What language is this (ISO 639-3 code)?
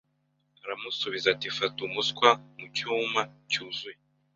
kin